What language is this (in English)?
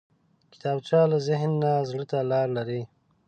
Pashto